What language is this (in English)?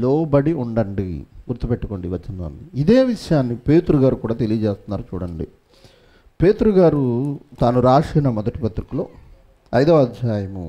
Telugu